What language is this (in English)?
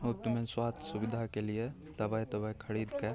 Maithili